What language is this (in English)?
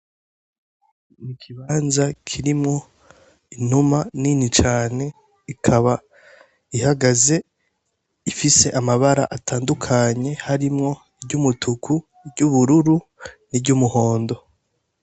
Rundi